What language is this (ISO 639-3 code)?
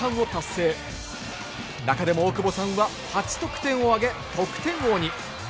jpn